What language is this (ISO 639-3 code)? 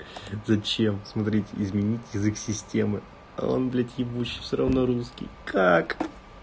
rus